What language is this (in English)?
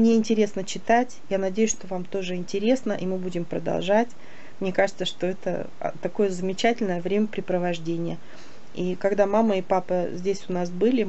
Russian